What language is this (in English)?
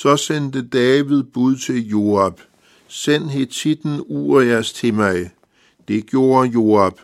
Danish